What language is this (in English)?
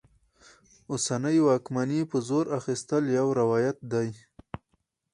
Pashto